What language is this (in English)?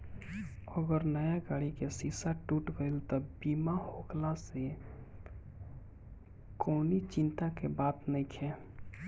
Bhojpuri